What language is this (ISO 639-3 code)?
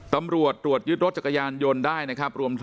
tha